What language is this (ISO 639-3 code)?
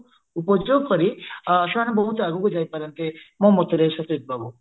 ori